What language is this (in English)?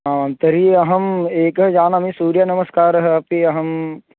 Sanskrit